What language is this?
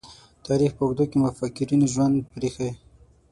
Pashto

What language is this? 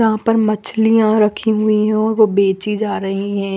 Hindi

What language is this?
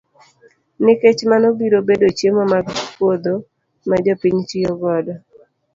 Luo (Kenya and Tanzania)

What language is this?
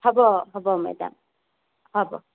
Assamese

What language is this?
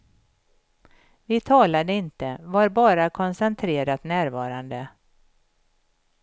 Swedish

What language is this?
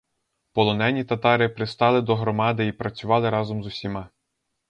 Ukrainian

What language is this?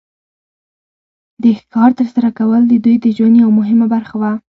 Pashto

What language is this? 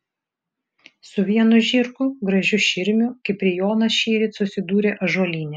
Lithuanian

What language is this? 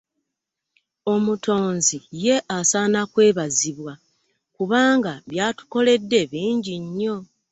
Ganda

